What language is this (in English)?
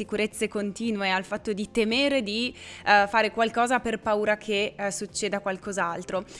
Italian